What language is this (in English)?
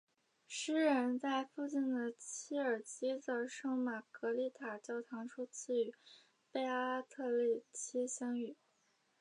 Chinese